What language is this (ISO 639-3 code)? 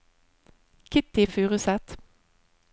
nor